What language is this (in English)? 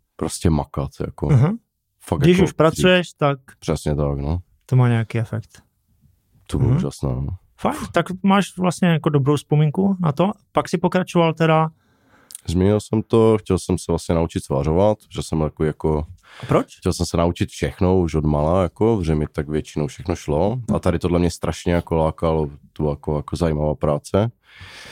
Czech